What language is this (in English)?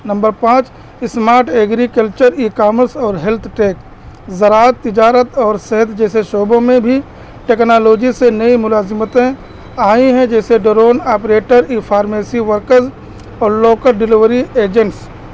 Urdu